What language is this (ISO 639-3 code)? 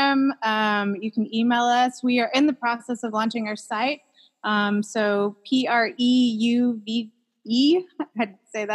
eng